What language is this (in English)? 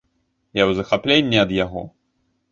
Belarusian